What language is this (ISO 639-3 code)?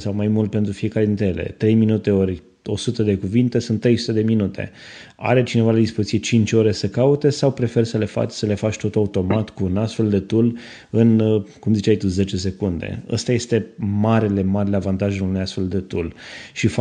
ron